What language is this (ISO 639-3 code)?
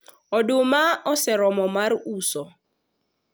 luo